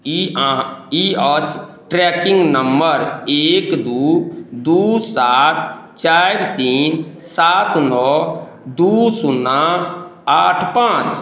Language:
Maithili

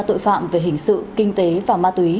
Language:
Vietnamese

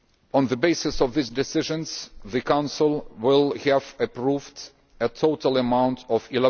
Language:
English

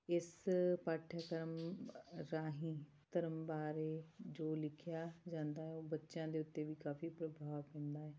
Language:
Punjabi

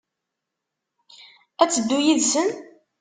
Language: Kabyle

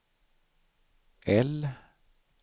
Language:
Swedish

